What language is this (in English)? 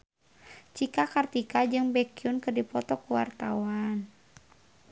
Sundanese